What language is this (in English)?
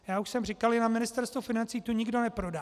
Czech